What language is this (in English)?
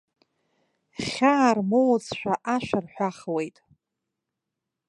Abkhazian